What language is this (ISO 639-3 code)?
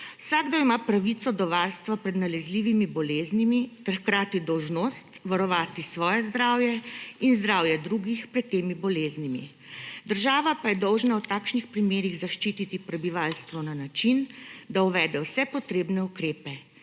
slv